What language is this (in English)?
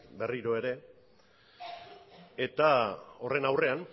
Basque